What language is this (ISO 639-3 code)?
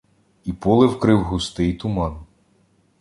ukr